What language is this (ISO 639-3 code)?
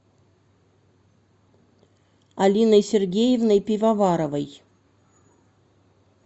rus